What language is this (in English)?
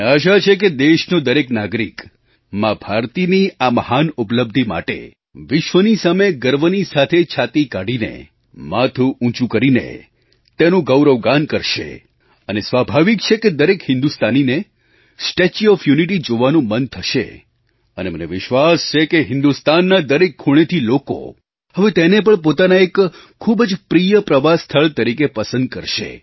Gujarati